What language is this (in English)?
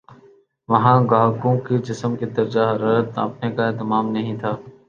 Urdu